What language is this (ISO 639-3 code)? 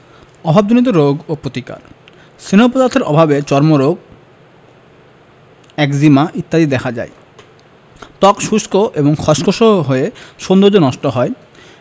ben